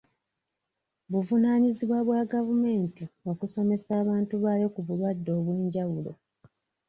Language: Ganda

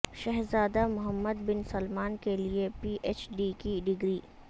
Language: Urdu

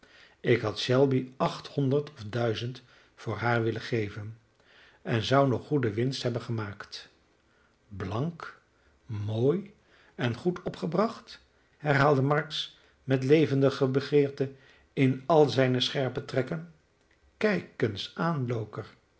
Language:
Dutch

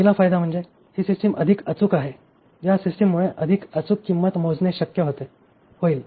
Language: Marathi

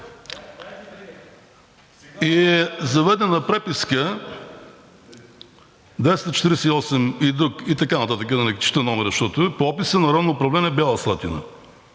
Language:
Bulgarian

